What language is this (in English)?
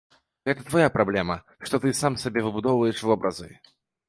Belarusian